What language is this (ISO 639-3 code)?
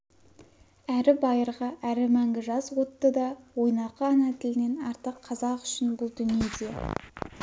kaz